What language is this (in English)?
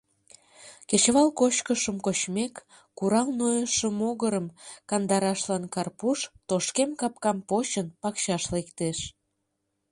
Mari